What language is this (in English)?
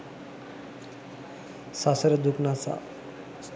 Sinhala